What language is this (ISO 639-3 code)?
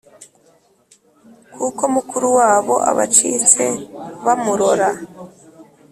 kin